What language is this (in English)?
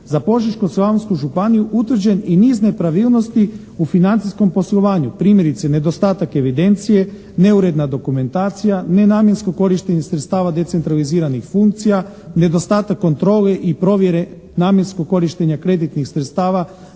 Croatian